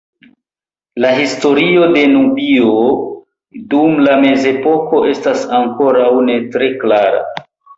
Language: Esperanto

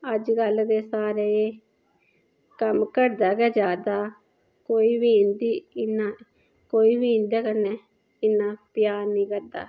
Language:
Dogri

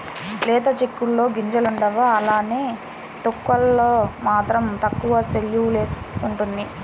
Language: Telugu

